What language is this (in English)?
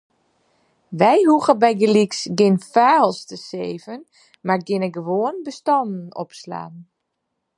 Western Frisian